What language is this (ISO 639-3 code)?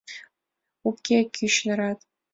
chm